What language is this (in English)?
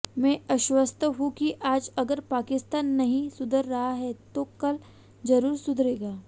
Hindi